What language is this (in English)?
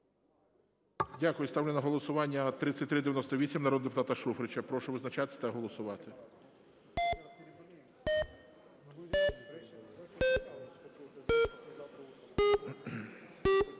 Ukrainian